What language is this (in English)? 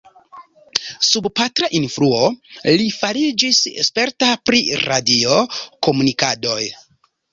Esperanto